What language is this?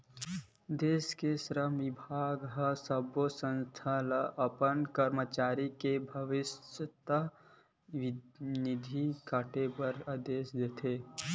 Chhattisgarhi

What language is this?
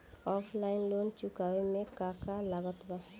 Bhojpuri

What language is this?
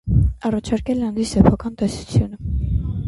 Armenian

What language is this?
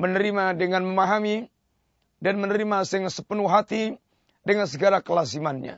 Malay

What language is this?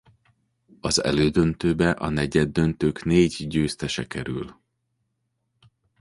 Hungarian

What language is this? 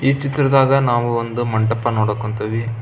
Kannada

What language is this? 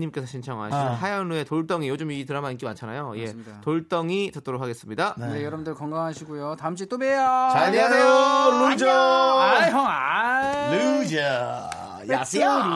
Korean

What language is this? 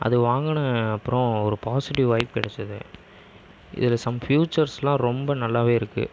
Tamil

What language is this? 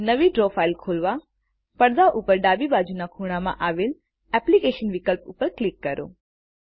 Gujarati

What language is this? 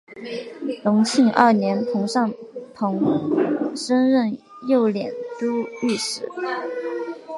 Chinese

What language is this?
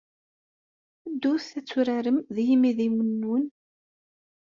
Kabyle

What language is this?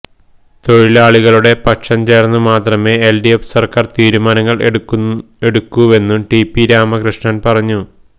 Malayalam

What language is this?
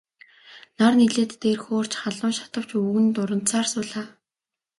Mongolian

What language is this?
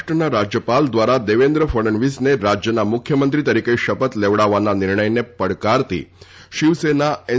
Gujarati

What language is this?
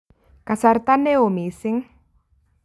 Kalenjin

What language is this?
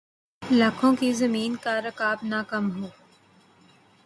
Urdu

